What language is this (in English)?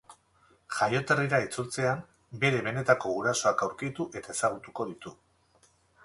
Basque